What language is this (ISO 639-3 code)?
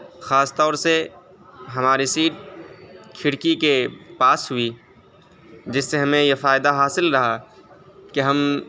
urd